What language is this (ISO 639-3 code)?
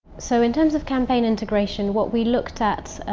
eng